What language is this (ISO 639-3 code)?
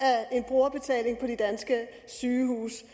dan